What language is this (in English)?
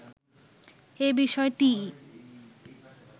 Bangla